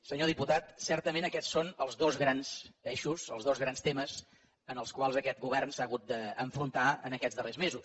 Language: Catalan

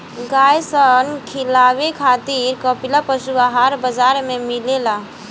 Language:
Bhojpuri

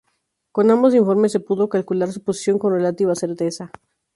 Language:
Spanish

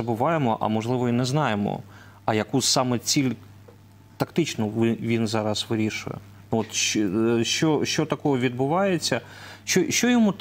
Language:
Ukrainian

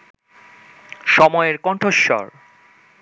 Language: Bangla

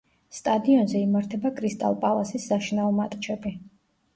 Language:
Georgian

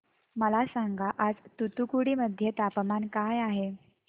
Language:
Marathi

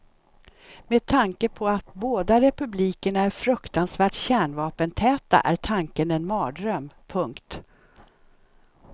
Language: Swedish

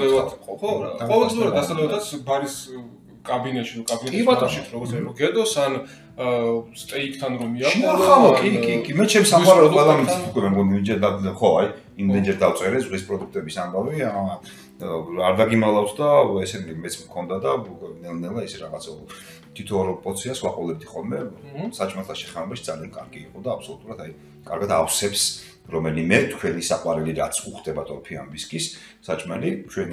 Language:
Romanian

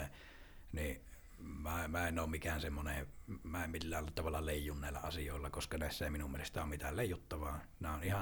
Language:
Finnish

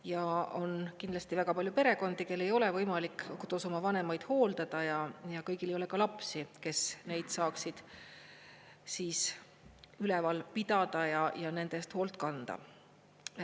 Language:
Estonian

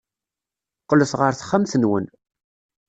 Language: Kabyle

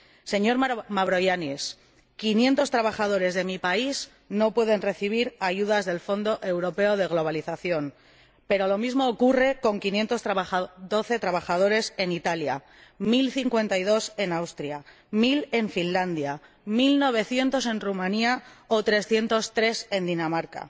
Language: Spanish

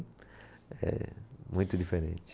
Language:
Portuguese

